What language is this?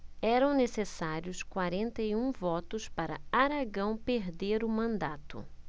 Portuguese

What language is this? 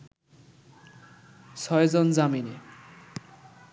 Bangla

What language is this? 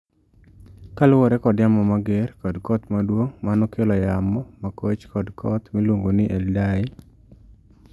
Luo (Kenya and Tanzania)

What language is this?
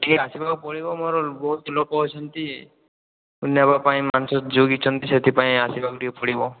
Odia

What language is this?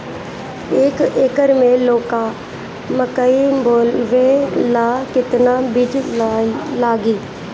Bhojpuri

